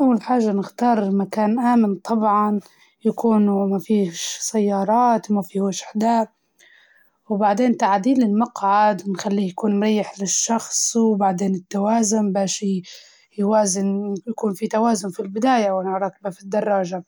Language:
Libyan Arabic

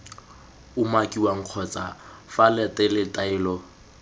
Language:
Tswana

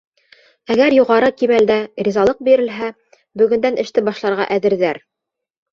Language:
Bashkir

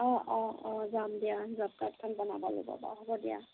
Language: Assamese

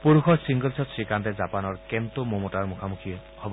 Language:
Assamese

